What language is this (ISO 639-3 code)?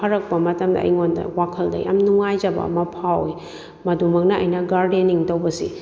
mni